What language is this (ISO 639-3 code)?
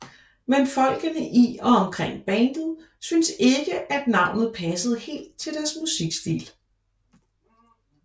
dan